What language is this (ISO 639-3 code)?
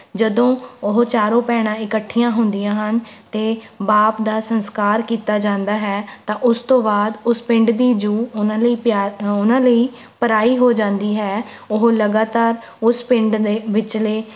pan